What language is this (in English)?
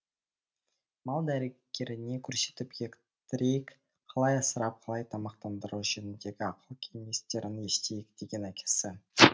Kazakh